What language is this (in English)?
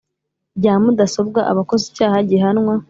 Kinyarwanda